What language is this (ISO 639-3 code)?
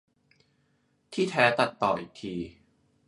tha